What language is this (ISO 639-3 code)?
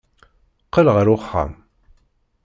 kab